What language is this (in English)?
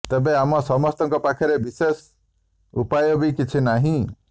Odia